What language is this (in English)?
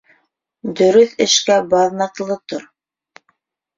Bashkir